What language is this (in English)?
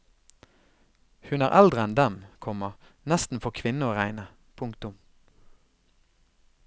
Norwegian